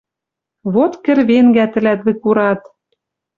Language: Western Mari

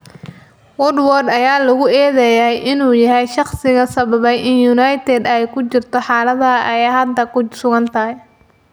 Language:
Somali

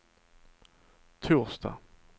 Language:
Swedish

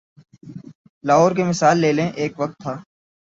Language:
Urdu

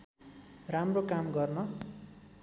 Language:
Nepali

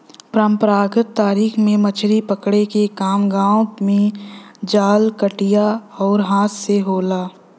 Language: Bhojpuri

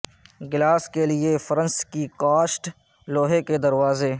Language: Urdu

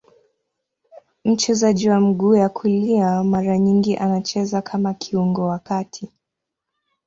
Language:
Swahili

